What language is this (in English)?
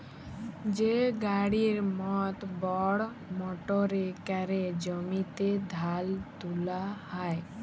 Bangla